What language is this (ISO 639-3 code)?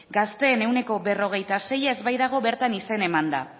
eus